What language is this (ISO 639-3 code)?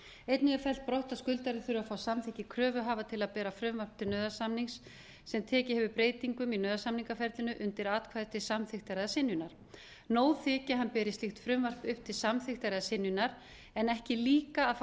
isl